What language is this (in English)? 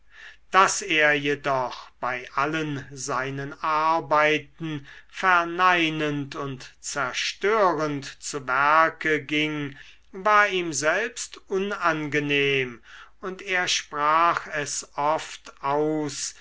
German